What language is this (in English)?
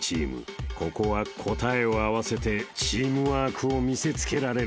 Japanese